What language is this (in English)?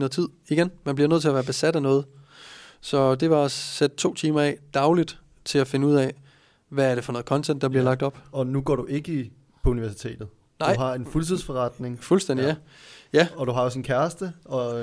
Danish